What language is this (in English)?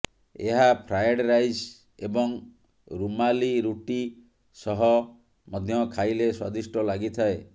Odia